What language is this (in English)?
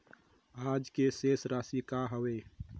Chhattisgarhi